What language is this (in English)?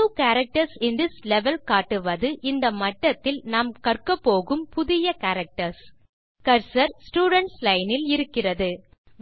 Tamil